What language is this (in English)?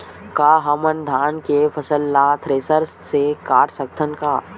Chhattisgarhi